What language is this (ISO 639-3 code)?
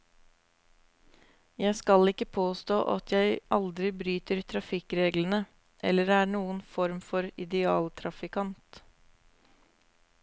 nor